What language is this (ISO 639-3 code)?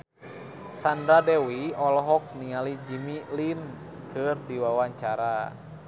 sun